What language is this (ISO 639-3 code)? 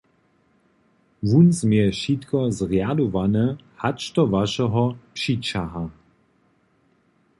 hsb